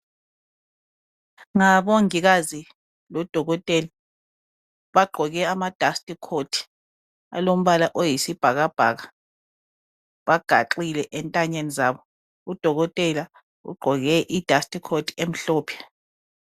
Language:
North Ndebele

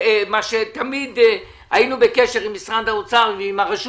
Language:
Hebrew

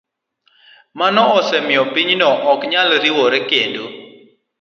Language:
Luo (Kenya and Tanzania)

